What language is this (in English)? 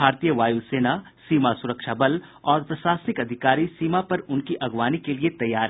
Hindi